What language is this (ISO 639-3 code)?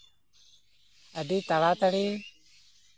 sat